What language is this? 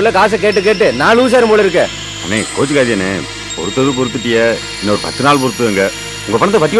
Tamil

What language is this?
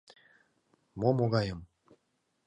Mari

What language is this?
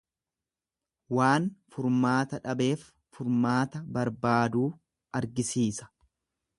Oromo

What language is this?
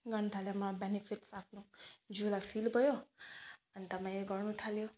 Nepali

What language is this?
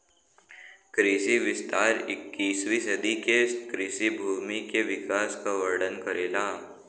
Bhojpuri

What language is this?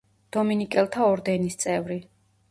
Georgian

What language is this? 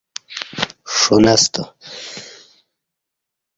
Kati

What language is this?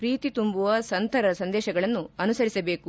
Kannada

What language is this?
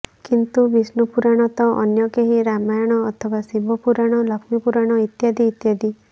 Odia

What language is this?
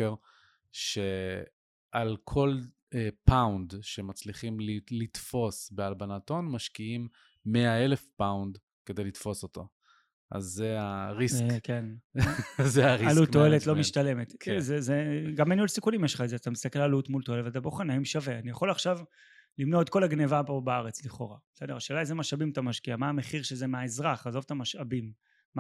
Hebrew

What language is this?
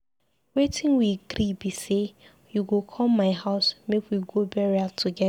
Nigerian Pidgin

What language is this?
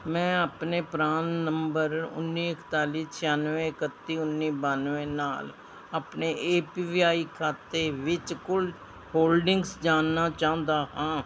Punjabi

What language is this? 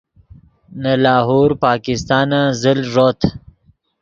Yidgha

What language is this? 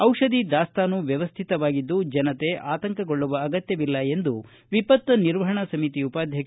Kannada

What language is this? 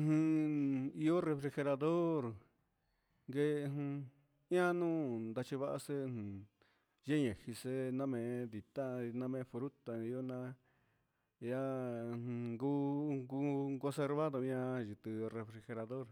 Huitepec Mixtec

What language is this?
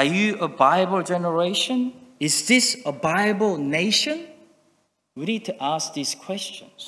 Korean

